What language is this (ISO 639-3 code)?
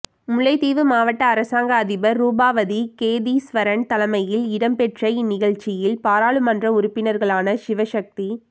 tam